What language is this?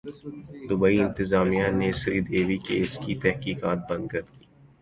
Urdu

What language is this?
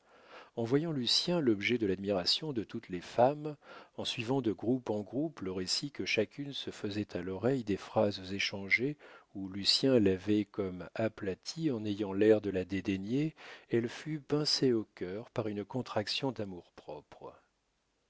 French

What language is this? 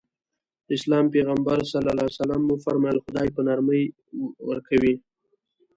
Pashto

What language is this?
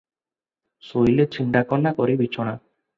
Odia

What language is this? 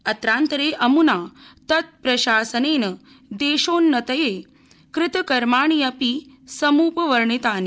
Sanskrit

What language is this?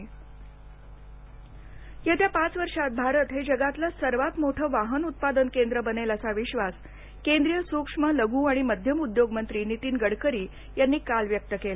Marathi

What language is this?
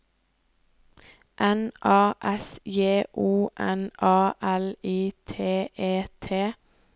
Norwegian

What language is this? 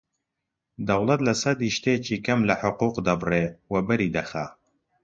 Central Kurdish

